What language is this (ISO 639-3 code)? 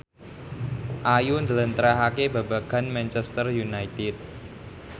jav